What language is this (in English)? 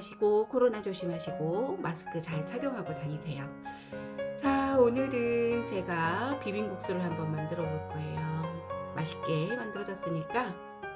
Korean